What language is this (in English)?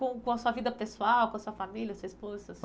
Portuguese